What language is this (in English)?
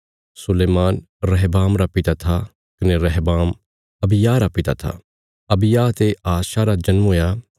Bilaspuri